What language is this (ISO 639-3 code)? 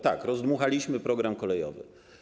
pol